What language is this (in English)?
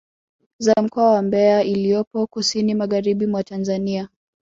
Swahili